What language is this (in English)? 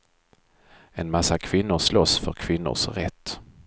Swedish